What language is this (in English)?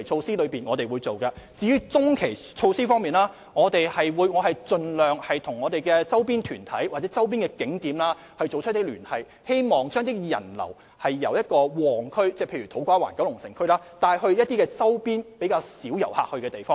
Cantonese